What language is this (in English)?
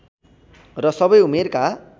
Nepali